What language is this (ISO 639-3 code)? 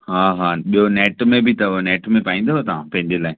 snd